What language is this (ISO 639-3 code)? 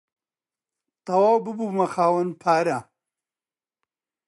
ckb